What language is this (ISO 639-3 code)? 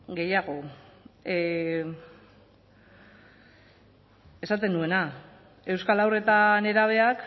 eus